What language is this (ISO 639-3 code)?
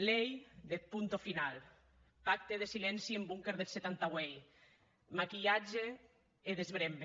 cat